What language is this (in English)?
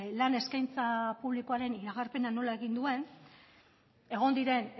Basque